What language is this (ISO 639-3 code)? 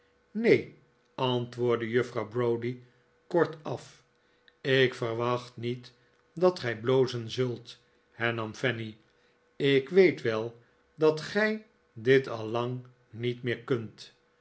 nld